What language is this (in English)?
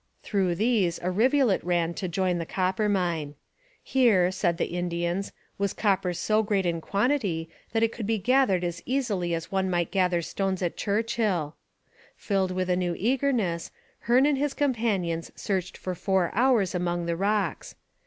English